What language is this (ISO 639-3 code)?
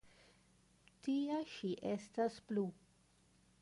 epo